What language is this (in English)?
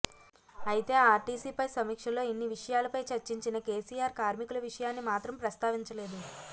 Telugu